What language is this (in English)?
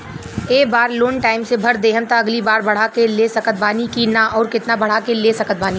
Bhojpuri